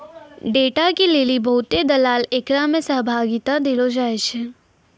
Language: Maithili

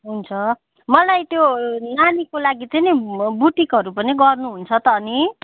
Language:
Nepali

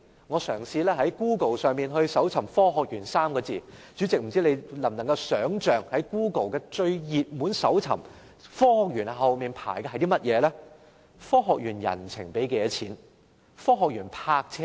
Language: Cantonese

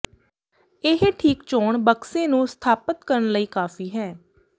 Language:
Punjabi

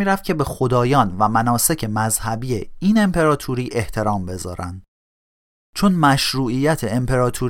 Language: Persian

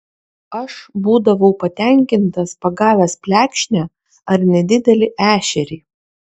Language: Lithuanian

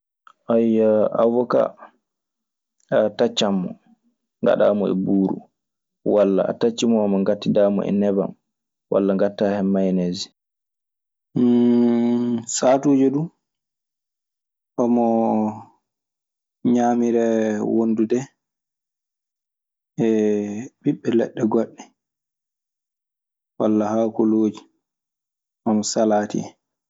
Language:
Maasina Fulfulde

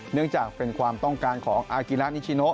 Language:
Thai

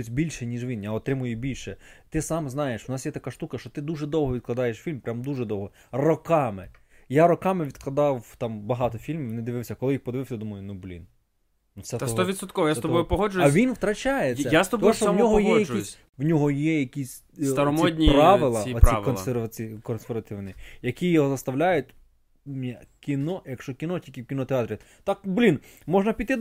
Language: Ukrainian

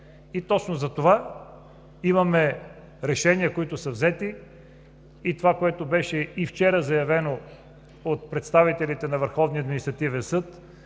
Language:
Bulgarian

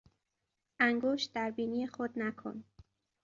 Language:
Persian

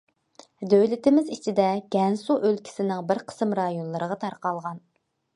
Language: Uyghur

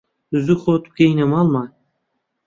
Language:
Central Kurdish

